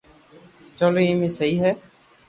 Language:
Loarki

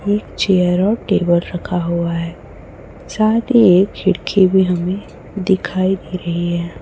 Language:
Hindi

